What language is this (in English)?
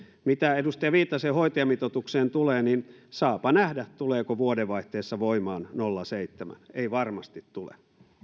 Finnish